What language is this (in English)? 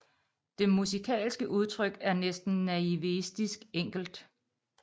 Danish